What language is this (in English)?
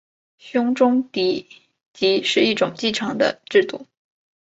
Chinese